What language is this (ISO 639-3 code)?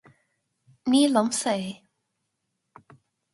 gle